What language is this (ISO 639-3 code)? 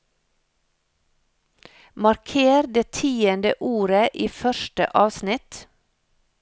nor